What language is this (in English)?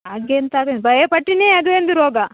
Kannada